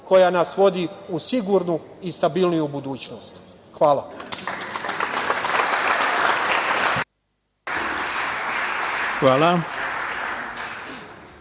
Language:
Serbian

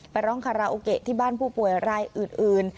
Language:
Thai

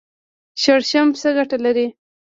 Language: Pashto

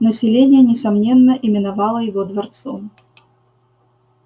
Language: Russian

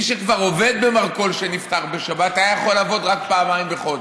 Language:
Hebrew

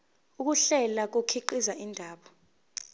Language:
Zulu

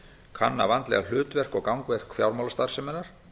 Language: Icelandic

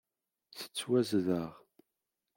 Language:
Kabyle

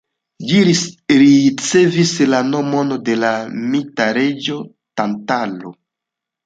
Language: Esperanto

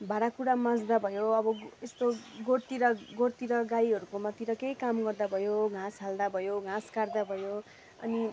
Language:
Nepali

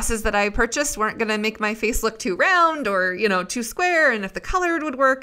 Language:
English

